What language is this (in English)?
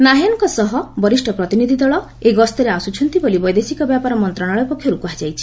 Odia